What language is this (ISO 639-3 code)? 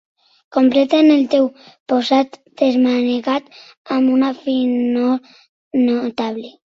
cat